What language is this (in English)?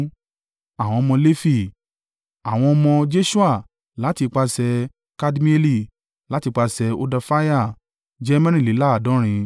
Yoruba